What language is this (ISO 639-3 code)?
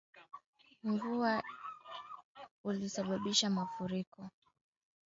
swa